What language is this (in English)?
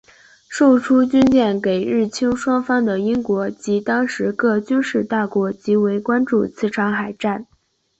Chinese